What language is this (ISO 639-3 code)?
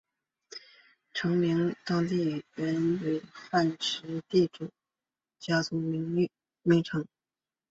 zho